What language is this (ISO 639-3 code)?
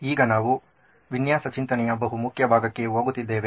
kan